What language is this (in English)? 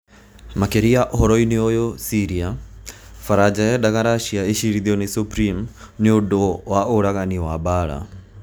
Kikuyu